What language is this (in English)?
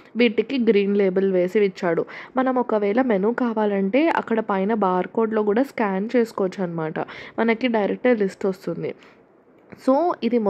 Telugu